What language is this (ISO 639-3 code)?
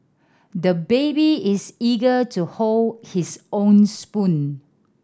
eng